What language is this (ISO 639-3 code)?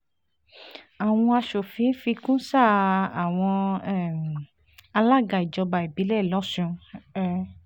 yor